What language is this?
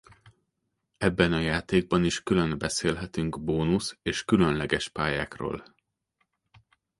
Hungarian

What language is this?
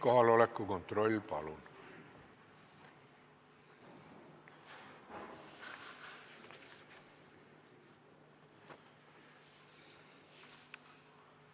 Estonian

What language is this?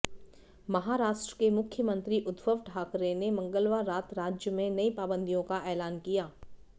Hindi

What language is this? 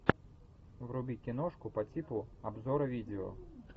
Russian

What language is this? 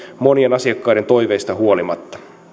Finnish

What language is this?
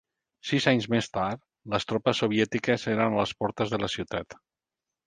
Catalan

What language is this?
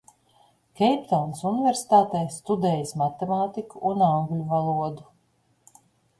Latvian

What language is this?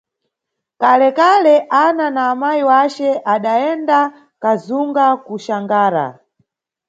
Nyungwe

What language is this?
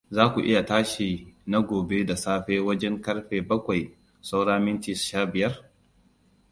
Hausa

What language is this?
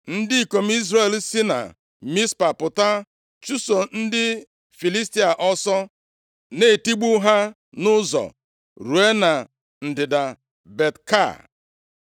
Igbo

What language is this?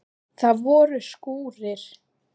Icelandic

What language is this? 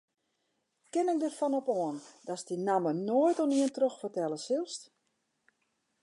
Western Frisian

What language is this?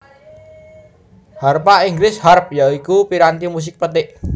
Javanese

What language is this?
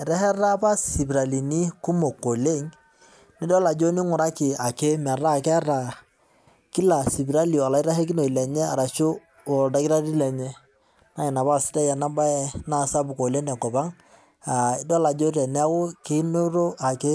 Masai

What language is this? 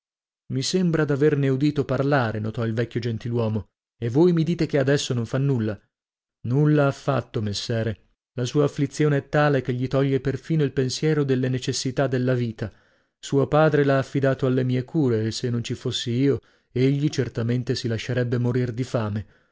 Italian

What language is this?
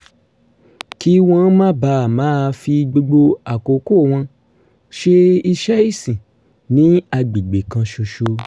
Yoruba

